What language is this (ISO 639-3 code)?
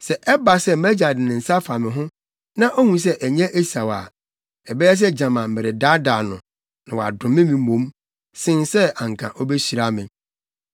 aka